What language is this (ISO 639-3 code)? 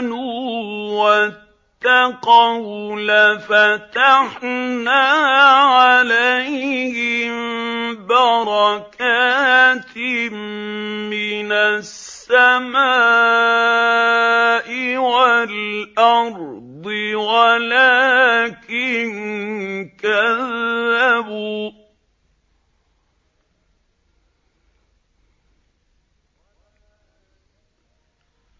ara